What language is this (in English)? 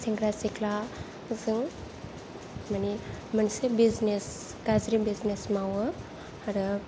Bodo